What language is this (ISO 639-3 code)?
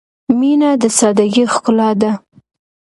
pus